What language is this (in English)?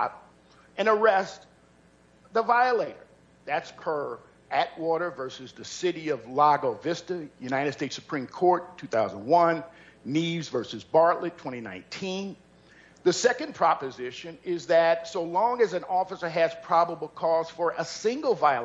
English